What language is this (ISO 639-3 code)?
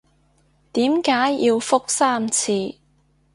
yue